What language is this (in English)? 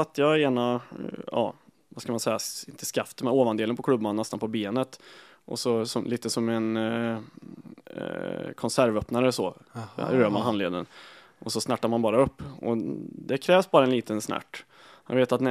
Swedish